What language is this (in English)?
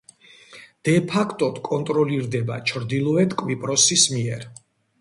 Georgian